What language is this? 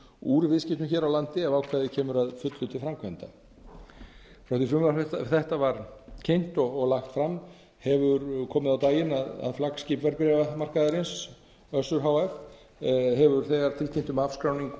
Icelandic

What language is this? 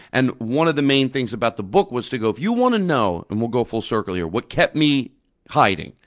English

